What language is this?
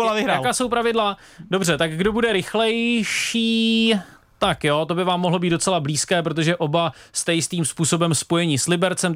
Czech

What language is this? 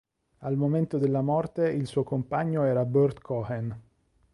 Italian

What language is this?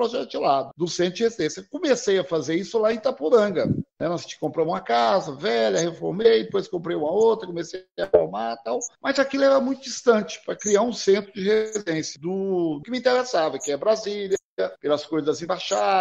Portuguese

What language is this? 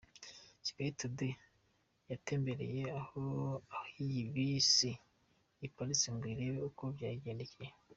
Kinyarwanda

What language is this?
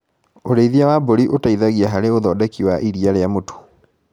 Kikuyu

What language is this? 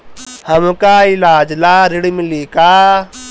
Bhojpuri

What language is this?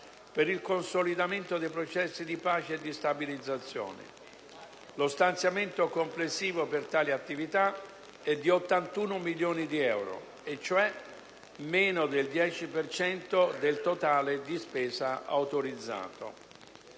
Italian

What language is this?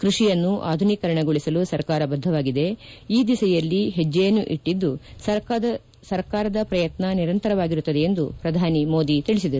Kannada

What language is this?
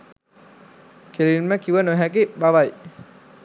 Sinhala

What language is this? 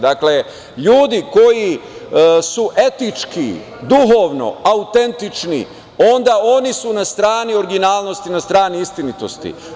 Serbian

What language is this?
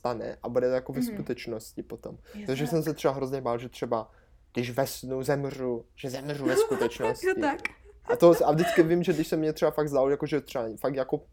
Czech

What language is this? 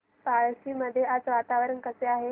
Marathi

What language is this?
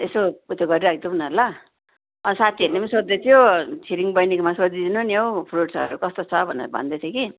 Nepali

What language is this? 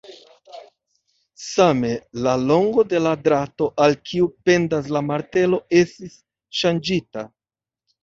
Esperanto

